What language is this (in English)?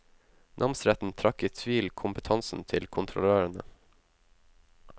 Norwegian